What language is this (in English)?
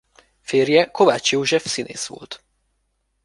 Hungarian